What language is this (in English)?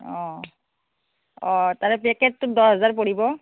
Assamese